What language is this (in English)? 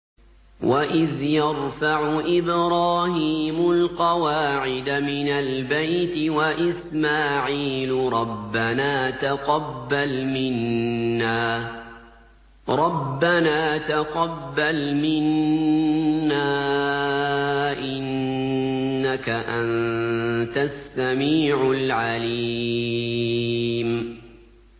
Arabic